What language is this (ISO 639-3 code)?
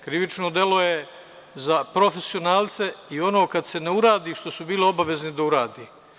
srp